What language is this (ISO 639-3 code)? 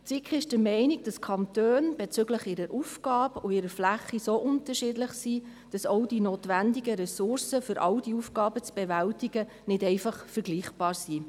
gsw